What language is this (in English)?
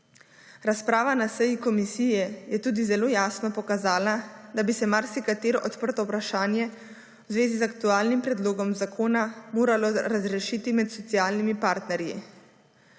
Slovenian